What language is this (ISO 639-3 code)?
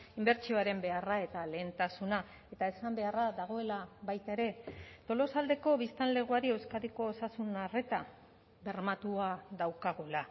eus